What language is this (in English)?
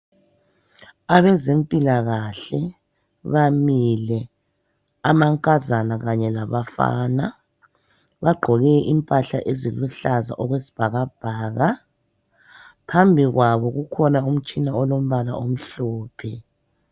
North Ndebele